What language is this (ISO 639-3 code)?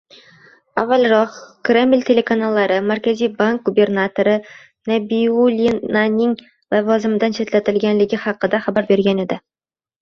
uzb